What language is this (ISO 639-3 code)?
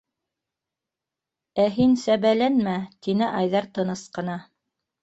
bak